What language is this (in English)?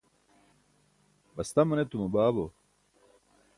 Burushaski